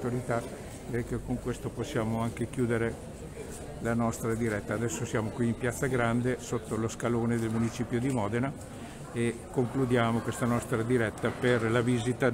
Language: Italian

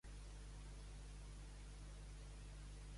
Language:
Catalan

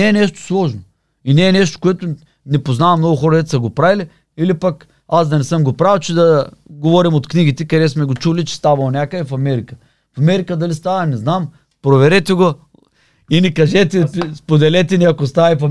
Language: Bulgarian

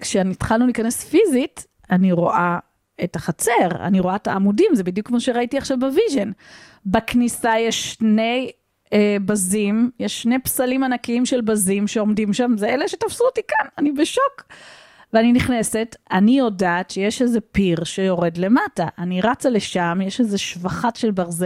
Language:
Hebrew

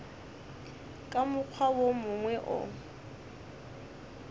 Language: Northern Sotho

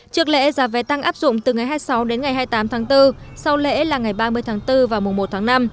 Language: Vietnamese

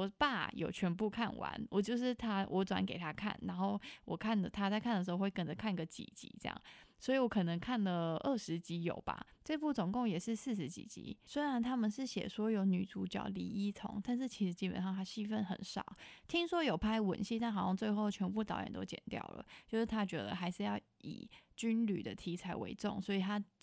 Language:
Chinese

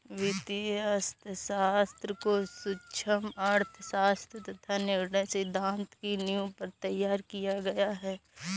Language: Hindi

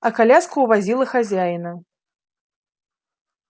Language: Russian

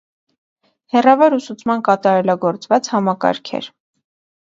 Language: Armenian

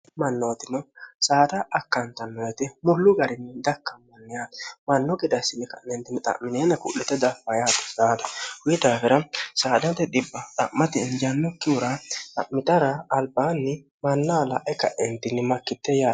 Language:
Sidamo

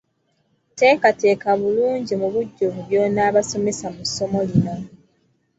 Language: Ganda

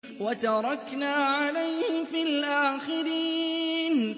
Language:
Arabic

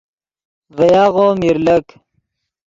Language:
Yidgha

